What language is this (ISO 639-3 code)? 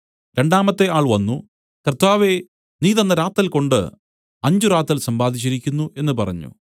mal